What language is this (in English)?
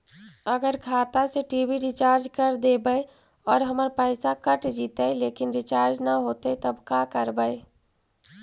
Magahi